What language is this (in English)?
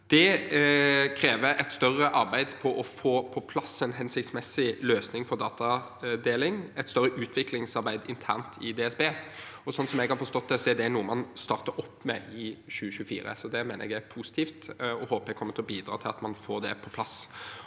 Norwegian